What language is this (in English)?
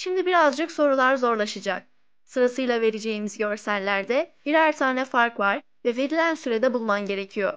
Turkish